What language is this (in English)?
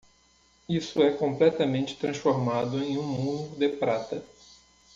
Portuguese